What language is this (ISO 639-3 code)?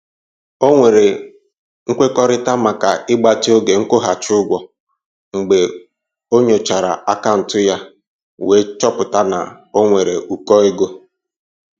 ibo